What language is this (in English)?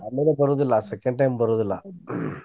Kannada